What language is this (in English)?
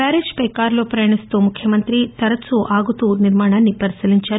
Telugu